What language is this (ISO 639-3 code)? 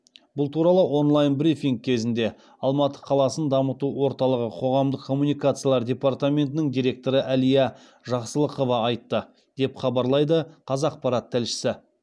kaz